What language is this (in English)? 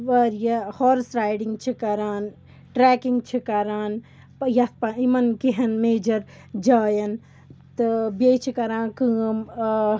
Kashmiri